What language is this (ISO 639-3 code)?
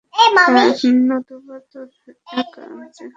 ben